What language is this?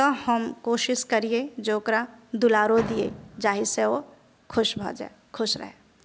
Maithili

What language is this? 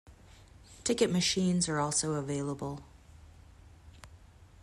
English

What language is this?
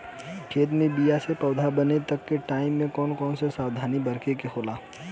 Bhojpuri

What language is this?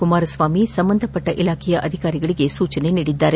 Kannada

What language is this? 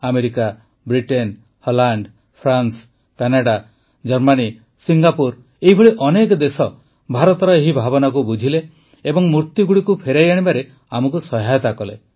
Odia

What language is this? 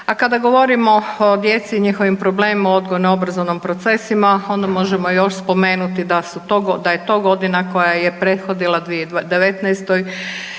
Croatian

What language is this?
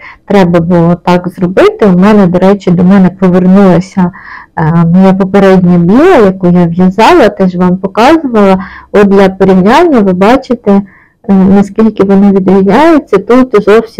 Ukrainian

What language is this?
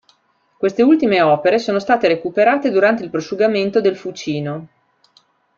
Italian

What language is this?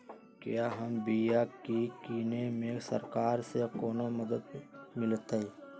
Magahi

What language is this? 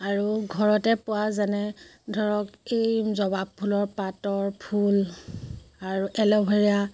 Assamese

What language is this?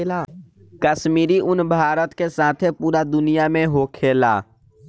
Bhojpuri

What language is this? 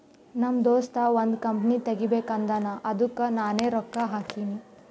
Kannada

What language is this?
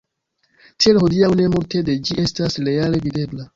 Esperanto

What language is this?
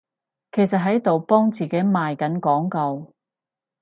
Cantonese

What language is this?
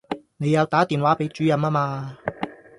Cantonese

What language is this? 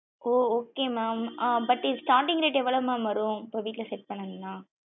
Tamil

